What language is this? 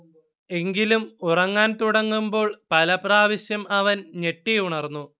Malayalam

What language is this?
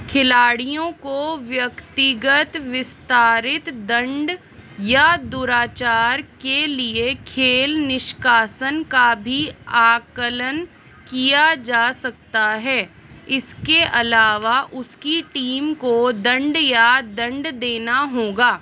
Hindi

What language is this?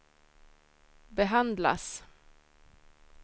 Swedish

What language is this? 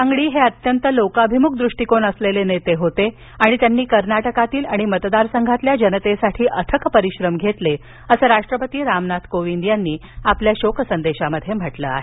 Marathi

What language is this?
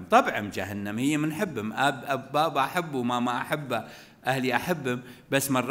Arabic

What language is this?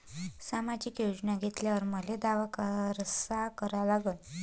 Marathi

